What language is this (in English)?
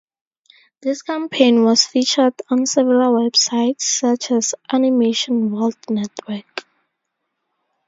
English